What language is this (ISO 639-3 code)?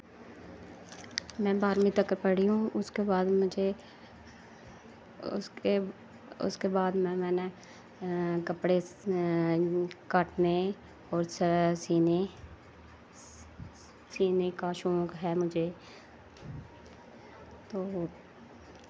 doi